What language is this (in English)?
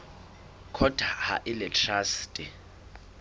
Southern Sotho